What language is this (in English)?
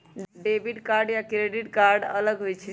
Magahi